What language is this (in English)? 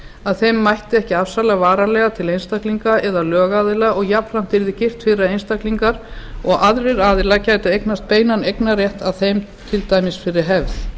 Icelandic